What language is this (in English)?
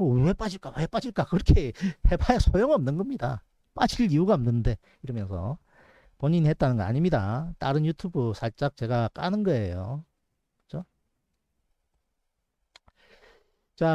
Korean